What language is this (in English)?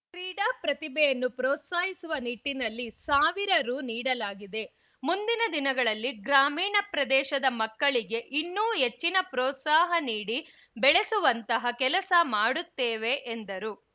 Kannada